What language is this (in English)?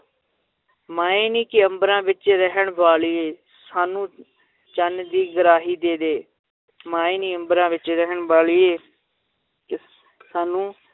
Punjabi